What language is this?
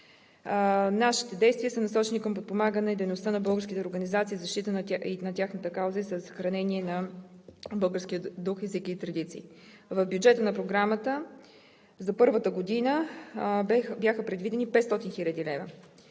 Bulgarian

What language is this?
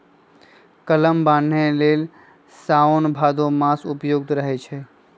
Magahi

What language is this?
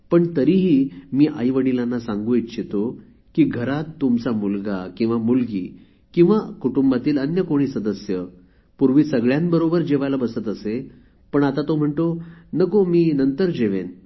Marathi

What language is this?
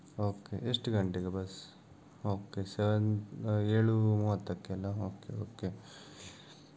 Kannada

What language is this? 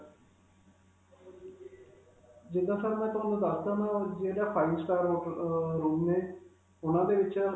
Punjabi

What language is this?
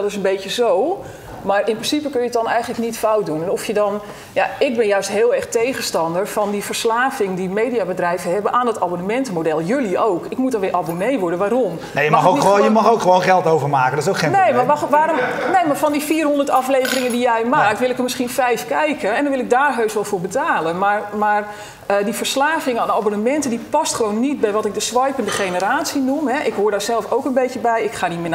Dutch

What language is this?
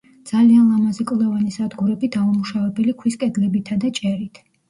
Georgian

